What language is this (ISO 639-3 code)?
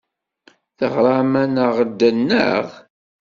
kab